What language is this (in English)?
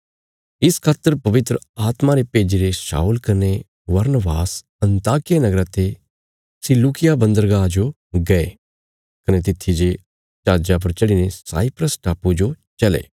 Bilaspuri